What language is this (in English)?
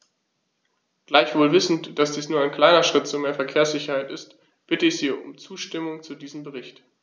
German